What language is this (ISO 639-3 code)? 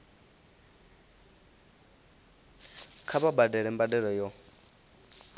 ven